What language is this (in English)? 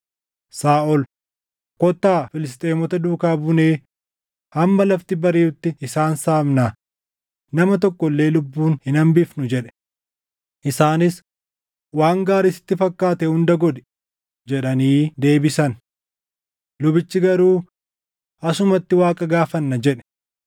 Oromo